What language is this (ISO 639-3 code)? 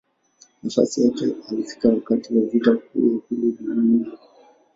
swa